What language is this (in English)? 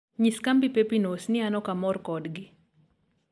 Luo (Kenya and Tanzania)